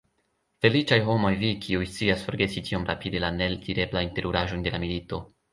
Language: Esperanto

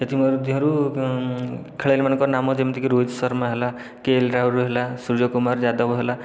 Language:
Odia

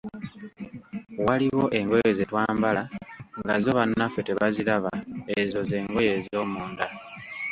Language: Ganda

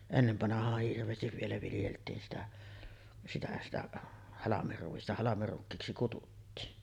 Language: Finnish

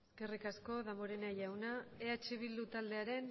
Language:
Basque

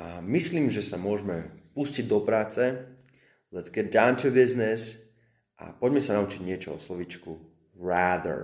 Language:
Slovak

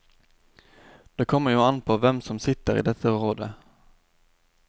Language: Norwegian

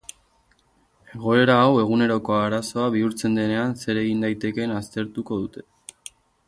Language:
Basque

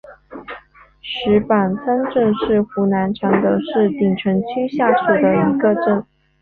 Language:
Chinese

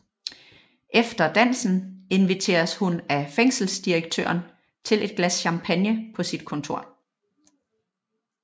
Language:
Danish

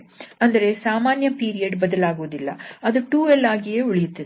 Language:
Kannada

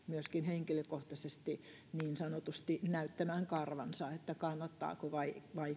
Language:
Finnish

